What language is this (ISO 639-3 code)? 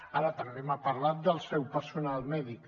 cat